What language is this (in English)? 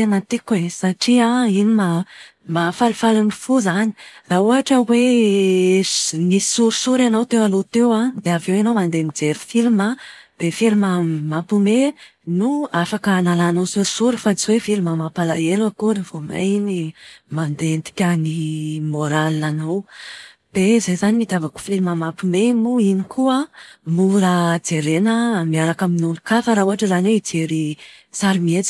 Malagasy